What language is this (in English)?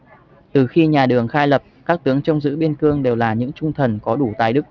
Vietnamese